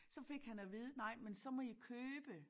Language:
Danish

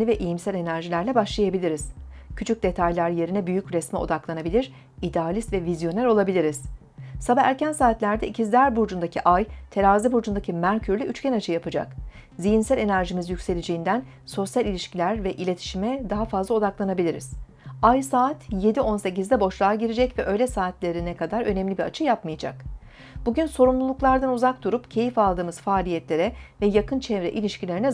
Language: Turkish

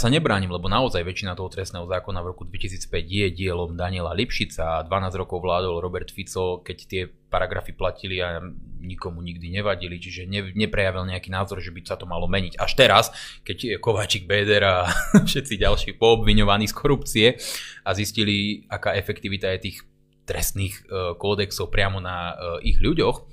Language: Slovak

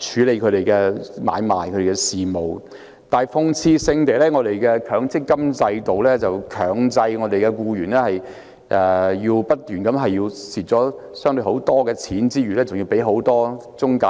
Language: Cantonese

